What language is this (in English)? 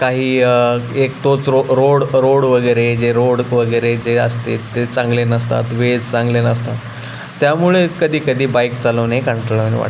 Marathi